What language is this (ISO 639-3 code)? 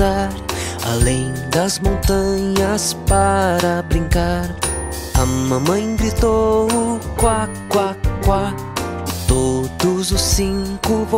por